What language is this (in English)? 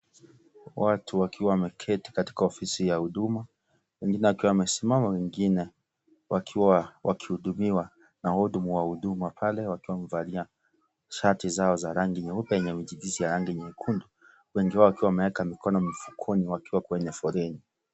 Swahili